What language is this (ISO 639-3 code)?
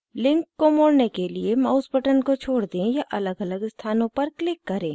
hin